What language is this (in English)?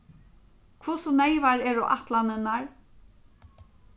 Faroese